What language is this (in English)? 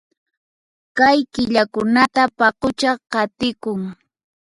Puno Quechua